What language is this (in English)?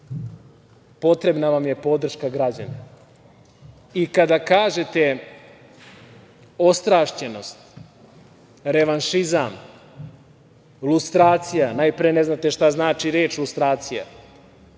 Serbian